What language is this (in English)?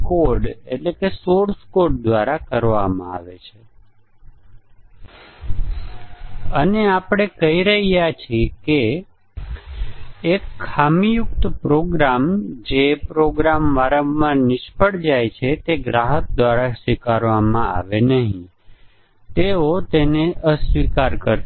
Gujarati